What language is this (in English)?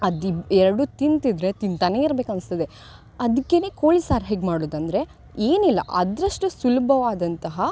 Kannada